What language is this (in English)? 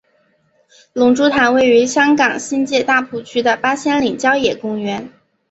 Chinese